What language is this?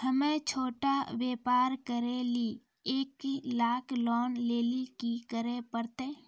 Maithili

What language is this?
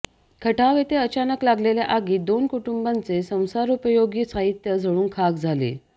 Marathi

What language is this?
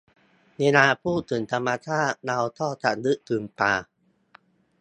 Thai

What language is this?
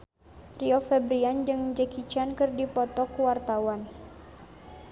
Sundanese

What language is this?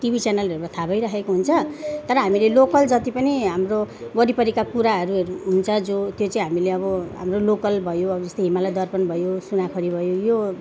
Nepali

